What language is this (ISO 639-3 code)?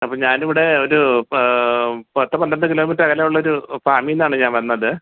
mal